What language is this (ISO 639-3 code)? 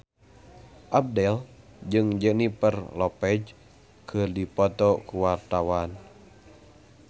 sun